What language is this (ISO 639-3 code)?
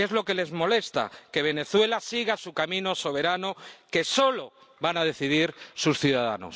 spa